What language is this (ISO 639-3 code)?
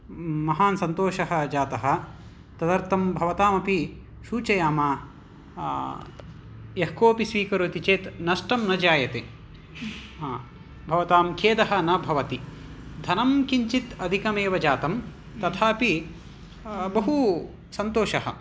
san